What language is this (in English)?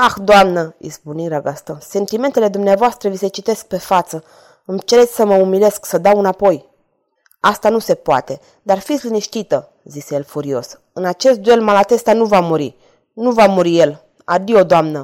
Romanian